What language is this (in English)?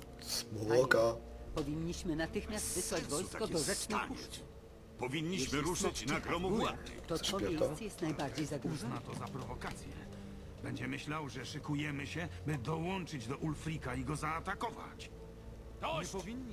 Polish